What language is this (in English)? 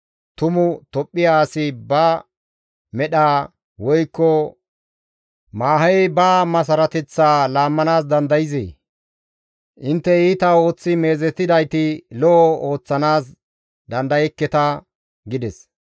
Gamo